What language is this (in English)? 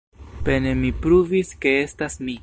Esperanto